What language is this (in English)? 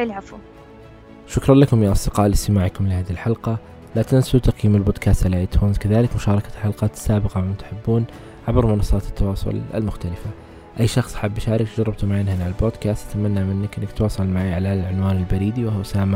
Arabic